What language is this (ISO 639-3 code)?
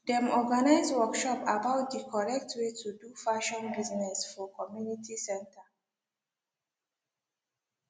pcm